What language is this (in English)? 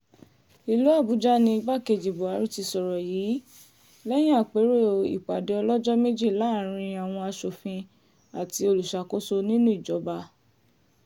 Yoruba